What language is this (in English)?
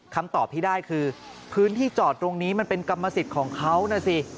Thai